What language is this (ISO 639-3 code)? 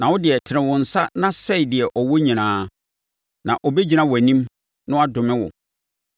aka